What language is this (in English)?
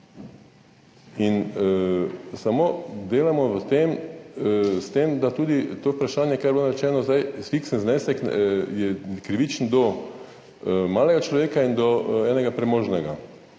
Slovenian